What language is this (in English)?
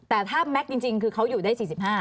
Thai